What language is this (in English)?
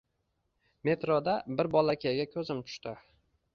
Uzbek